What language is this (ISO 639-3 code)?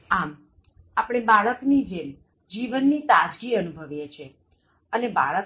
guj